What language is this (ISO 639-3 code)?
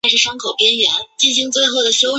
zho